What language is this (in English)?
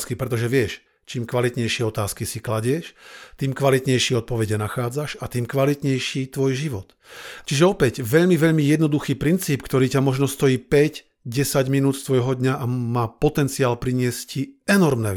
Slovak